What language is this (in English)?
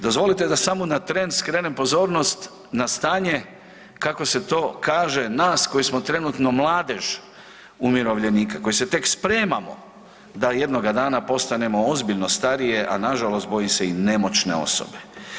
Croatian